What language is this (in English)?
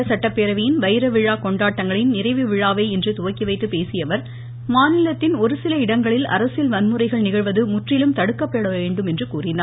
Tamil